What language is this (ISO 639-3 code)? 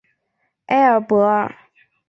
zho